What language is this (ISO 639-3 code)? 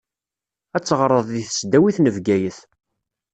kab